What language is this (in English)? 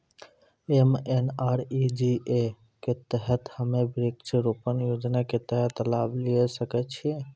Maithili